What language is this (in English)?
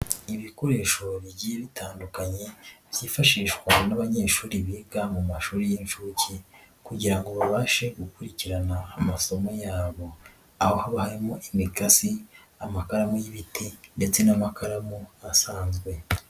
Kinyarwanda